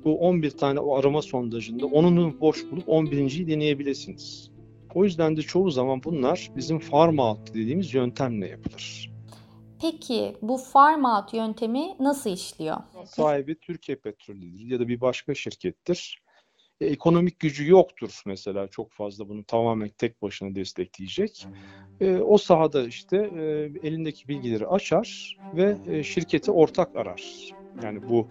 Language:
Turkish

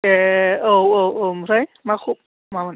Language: Bodo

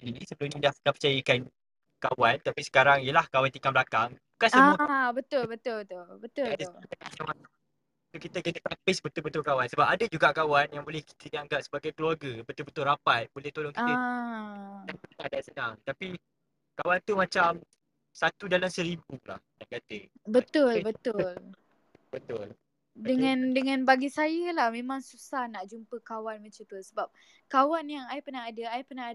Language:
Malay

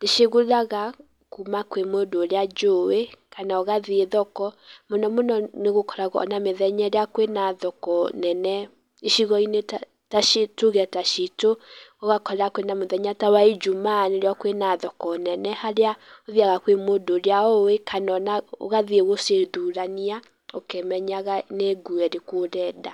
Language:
Kikuyu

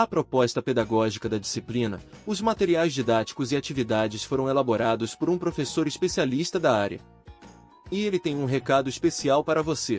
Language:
Portuguese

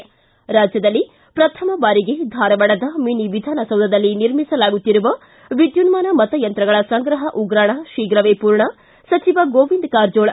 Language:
Kannada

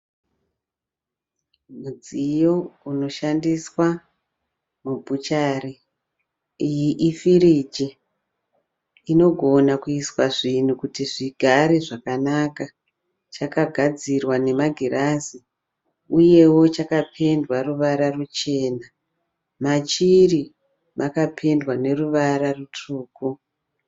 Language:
Shona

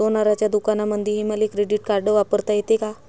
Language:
Marathi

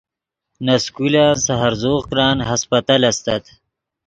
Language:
Yidgha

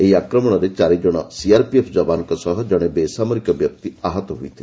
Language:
Odia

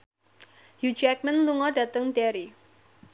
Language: Javanese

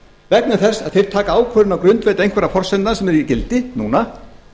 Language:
Icelandic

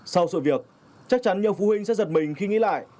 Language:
Vietnamese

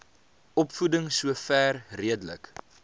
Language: Afrikaans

